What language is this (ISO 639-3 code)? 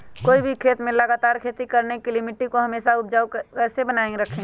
mag